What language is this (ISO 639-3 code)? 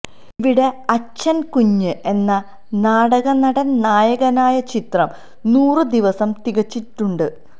mal